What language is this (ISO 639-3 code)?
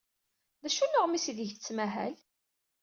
kab